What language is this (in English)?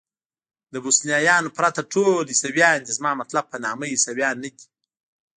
Pashto